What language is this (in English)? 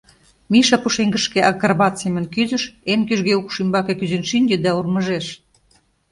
Mari